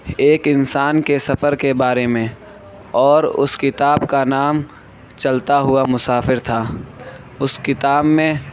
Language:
Urdu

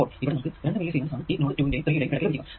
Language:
Malayalam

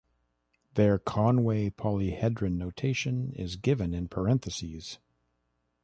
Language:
English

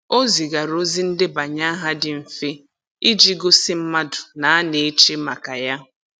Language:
Igbo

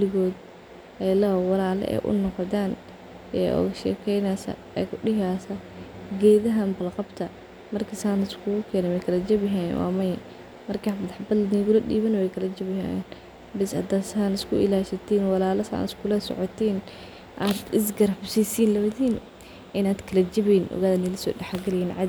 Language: Somali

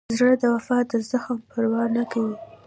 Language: Pashto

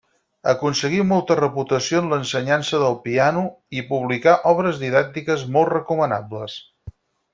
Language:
Catalan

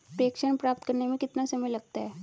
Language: Hindi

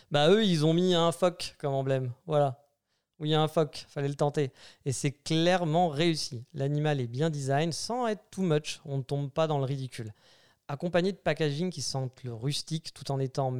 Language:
French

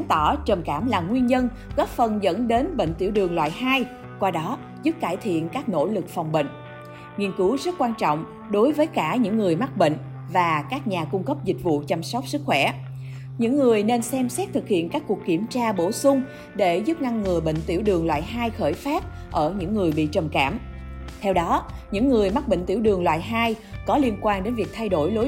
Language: Vietnamese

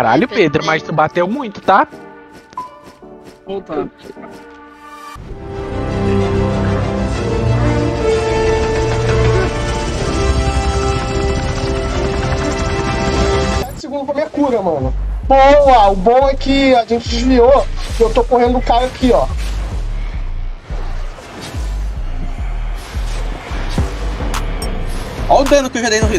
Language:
Portuguese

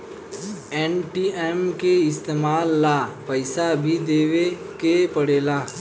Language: Bhojpuri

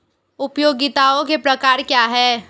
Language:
Hindi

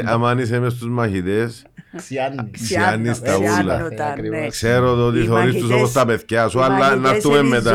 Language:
Greek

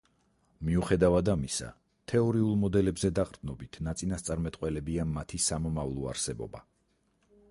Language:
Georgian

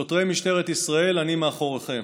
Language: Hebrew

